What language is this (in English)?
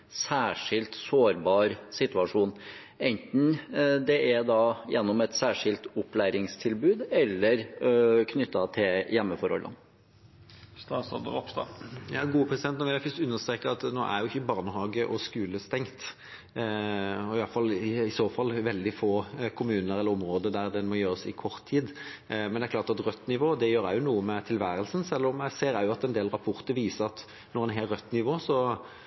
Norwegian Bokmål